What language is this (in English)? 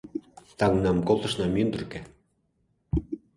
Mari